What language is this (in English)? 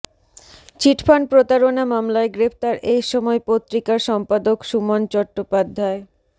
Bangla